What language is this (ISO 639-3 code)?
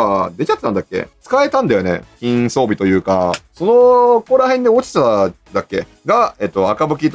jpn